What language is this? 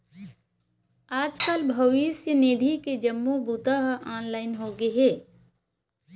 Chhattisgarhi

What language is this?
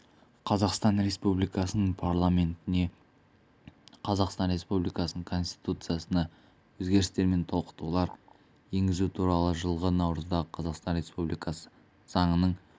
Kazakh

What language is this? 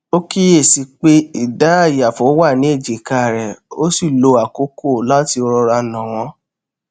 Yoruba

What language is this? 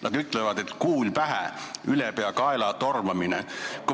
Estonian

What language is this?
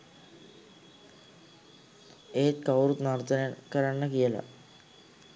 Sinhala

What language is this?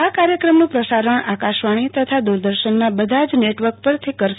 Gujarati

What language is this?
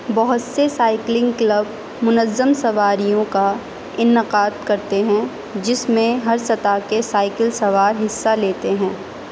Urdu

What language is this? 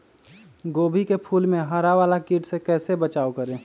Magahi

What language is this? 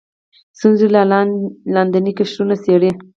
Pashto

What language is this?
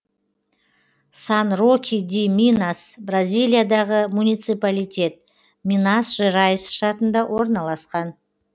Kazakh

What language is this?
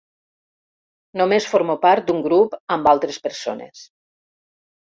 Catalan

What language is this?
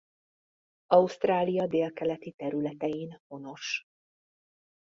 Hungarian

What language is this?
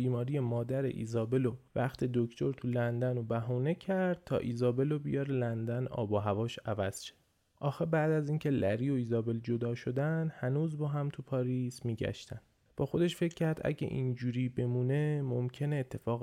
Persian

